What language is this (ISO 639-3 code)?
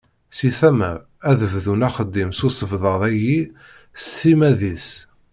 kab